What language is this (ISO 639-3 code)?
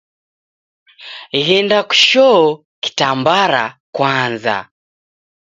dav